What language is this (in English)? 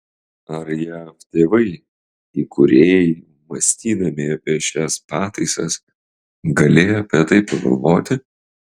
Lithuanian